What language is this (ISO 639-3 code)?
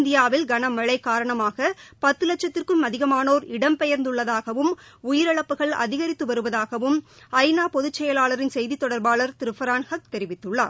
tam